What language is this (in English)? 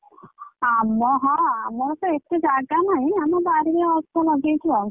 Odia